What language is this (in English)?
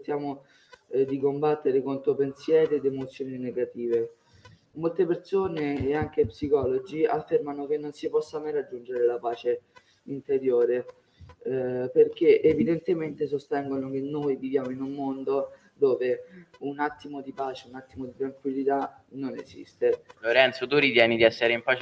Italian